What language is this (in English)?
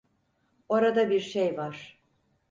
Turkish